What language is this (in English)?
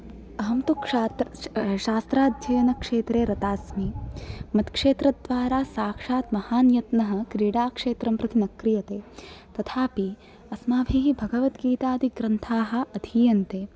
Sanskrit